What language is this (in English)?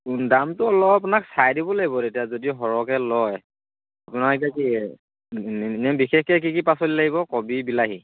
Assamese